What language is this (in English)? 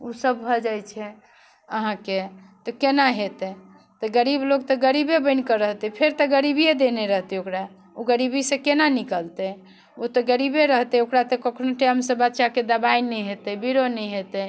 Maithili